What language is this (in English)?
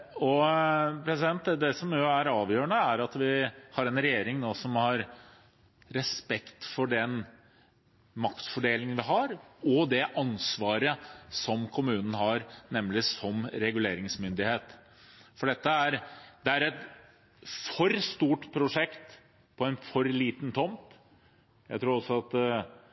Norwegian Bokmål